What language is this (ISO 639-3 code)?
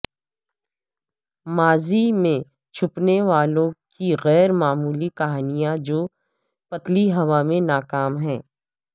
urd